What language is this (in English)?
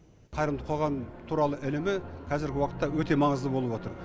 Kazakh